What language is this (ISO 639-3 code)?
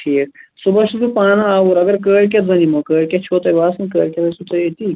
kas